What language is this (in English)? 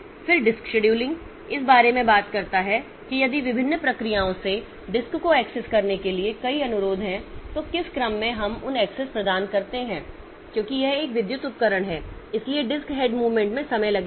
Hindi